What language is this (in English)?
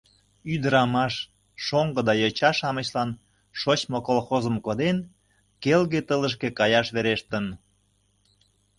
Mari